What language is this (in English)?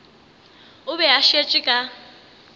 Northern Sotho